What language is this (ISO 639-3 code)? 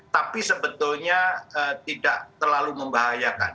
ind